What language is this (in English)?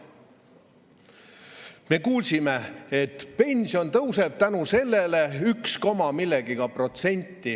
Estonian